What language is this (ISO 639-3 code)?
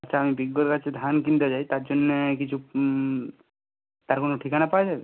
ben